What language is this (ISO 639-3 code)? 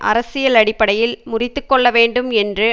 tam